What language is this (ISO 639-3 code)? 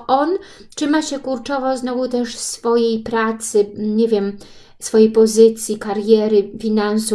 pol